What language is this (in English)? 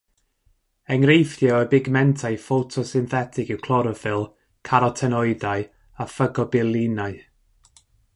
Welsh